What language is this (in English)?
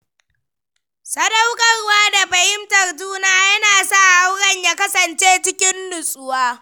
Hausa